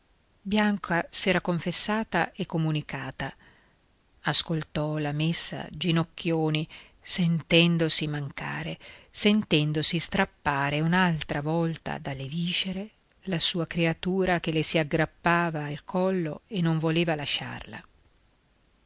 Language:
Italian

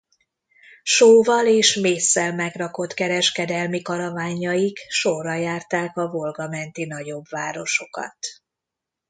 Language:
Hungarian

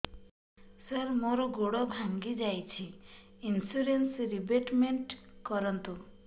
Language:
Odia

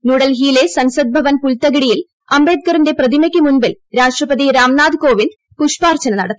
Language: Malayalam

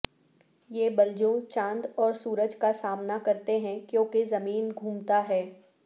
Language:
Urdu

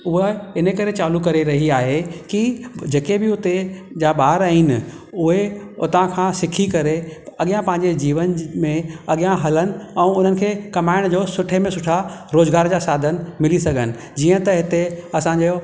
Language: Sindhi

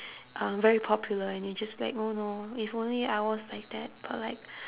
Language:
English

